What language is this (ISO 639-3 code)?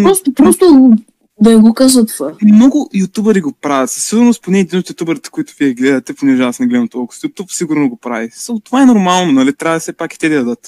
bul